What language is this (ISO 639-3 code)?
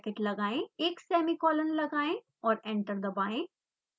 hin